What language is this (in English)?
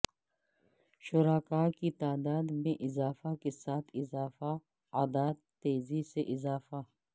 Urdu